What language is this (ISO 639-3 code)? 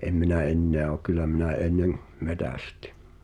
fin